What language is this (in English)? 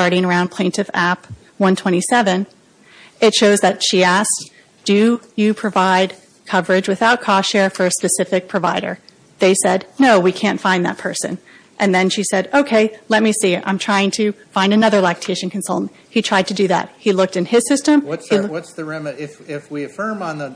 English